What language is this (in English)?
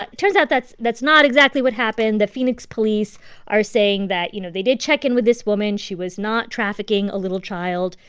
English